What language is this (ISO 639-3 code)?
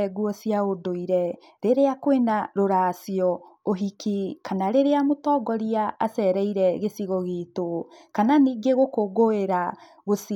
kik